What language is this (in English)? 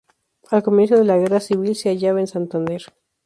Spanish